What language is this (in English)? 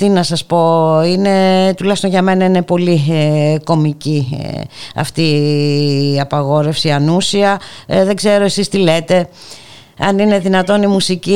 Greek